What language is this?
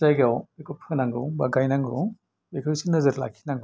Bodo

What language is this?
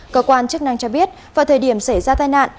Vietnamese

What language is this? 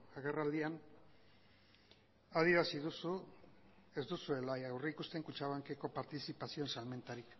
Basque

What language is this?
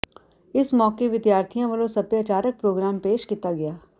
Punjabi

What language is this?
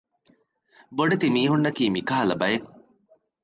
Divehi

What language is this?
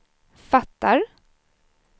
Swedish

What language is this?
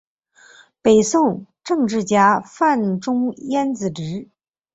Chinese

